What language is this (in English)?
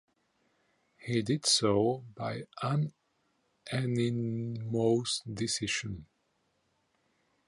English